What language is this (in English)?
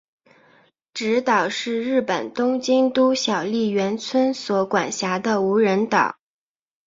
Chinese